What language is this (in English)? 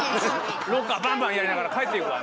Japanese